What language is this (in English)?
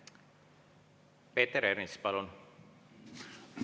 Estonian